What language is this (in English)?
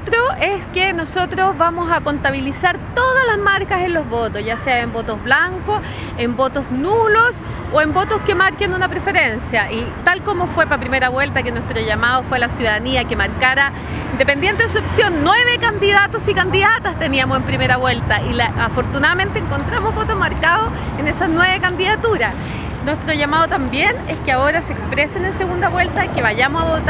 Spanish